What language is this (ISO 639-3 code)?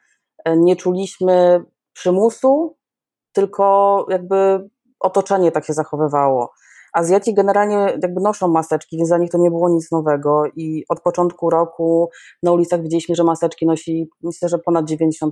pol